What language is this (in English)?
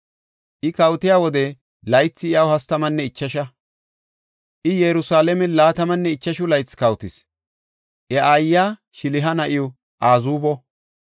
Gofa